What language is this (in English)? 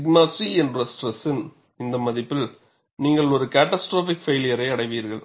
Tamil